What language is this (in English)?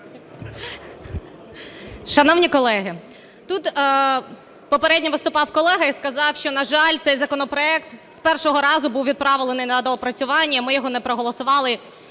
Ukrainian